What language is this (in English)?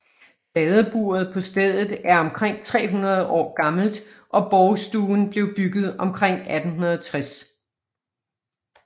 Danish